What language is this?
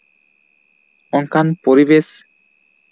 Santali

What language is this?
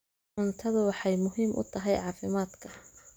Somali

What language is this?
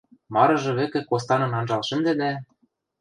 Western Mari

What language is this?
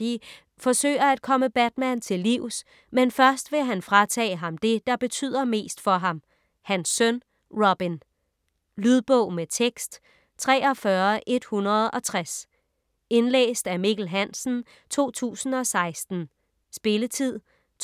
Danish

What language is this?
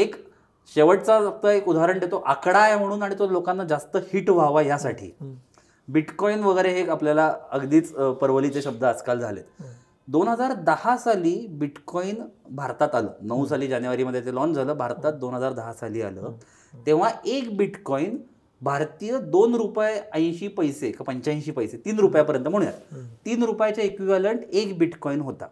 Marathi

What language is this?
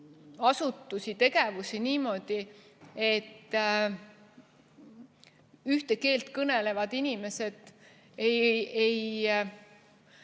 Estonian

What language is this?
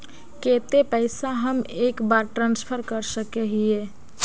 Magahi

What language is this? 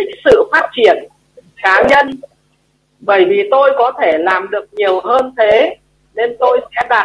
Vietnamese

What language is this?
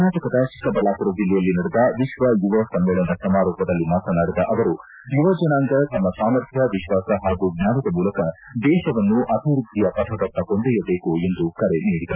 Kannada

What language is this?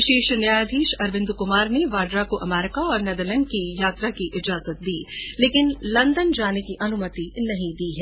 Hindi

